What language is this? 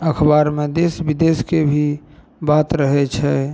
Maithili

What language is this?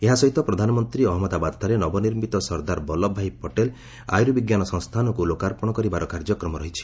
Odia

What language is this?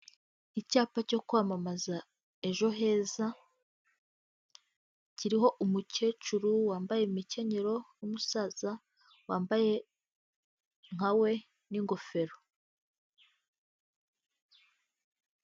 Kinyarwanda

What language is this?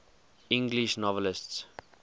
English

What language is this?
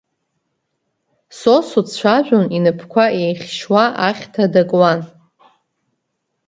Abkhazian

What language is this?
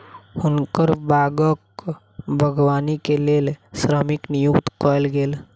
Maithili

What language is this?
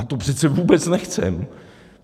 Czech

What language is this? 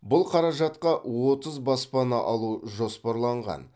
Kazakh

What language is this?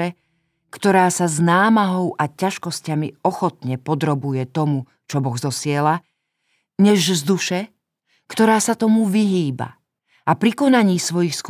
Slovak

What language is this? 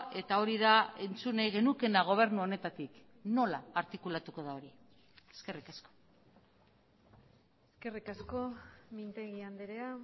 Basque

